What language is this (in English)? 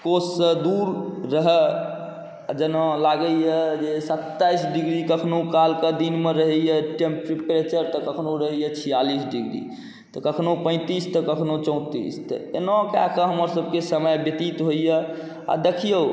Maithili